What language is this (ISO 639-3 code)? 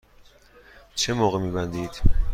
fas